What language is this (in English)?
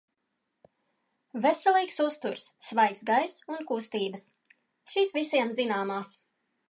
Latvian